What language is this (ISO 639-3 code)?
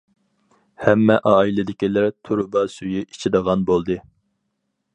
uig